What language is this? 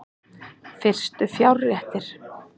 Icelandic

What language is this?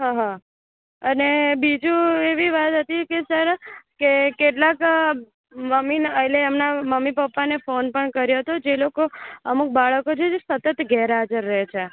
Gujarati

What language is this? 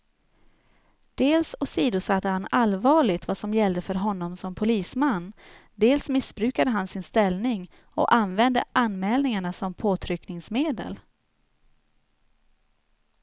Swedish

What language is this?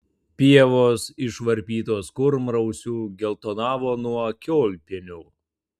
Lithuanian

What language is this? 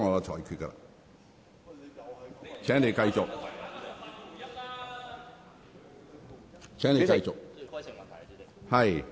Cantonese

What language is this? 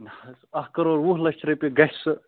Kashmiri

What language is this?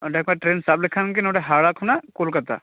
Santali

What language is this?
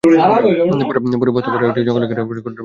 Bangla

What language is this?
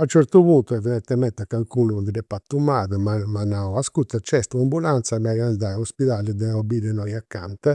Campidanese Sardinian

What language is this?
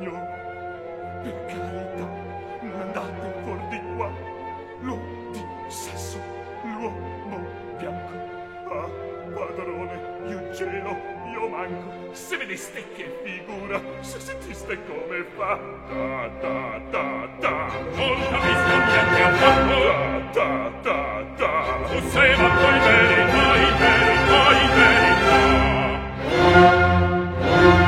Ukrainian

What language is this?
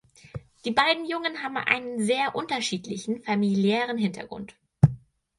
German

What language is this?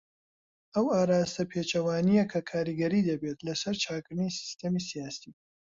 Central Kurdish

